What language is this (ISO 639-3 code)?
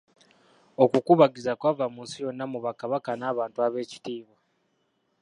lug